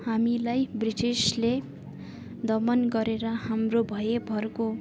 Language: Nepali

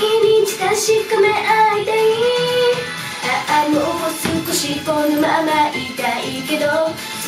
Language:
Korean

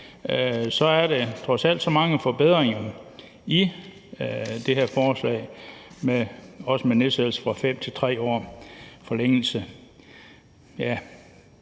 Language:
Danish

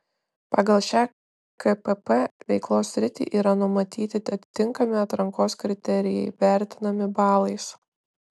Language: Lithuanian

